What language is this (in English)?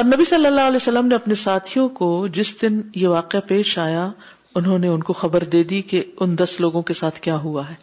Urdu